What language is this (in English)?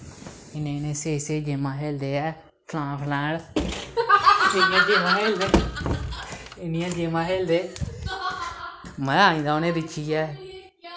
Dogri